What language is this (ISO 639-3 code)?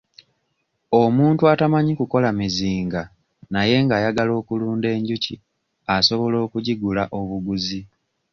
lug